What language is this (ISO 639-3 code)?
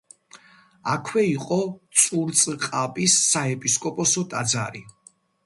kat